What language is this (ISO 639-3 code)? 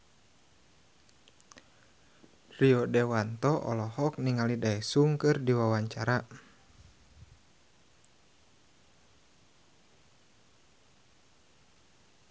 sun